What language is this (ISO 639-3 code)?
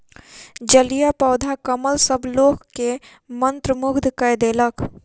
mai